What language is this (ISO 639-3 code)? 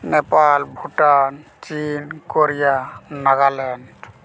sat